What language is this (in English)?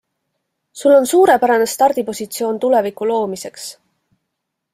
Estonian